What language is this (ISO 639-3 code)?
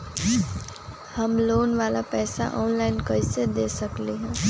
mag